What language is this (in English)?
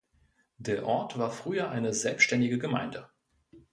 German